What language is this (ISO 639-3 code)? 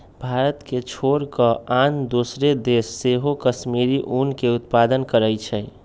mag